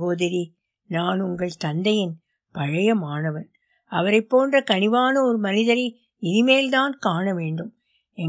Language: Tamil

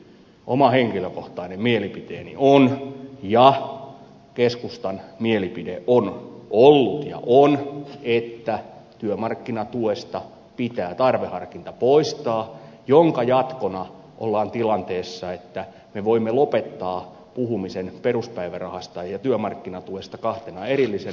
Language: Finnish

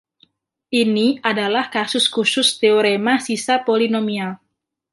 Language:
Indonesian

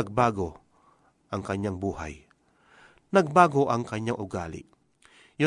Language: Filipino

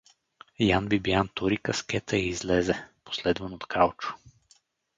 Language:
Bulgarian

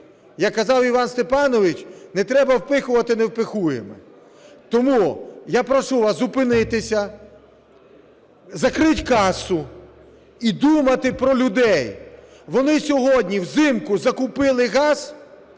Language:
Ukrainian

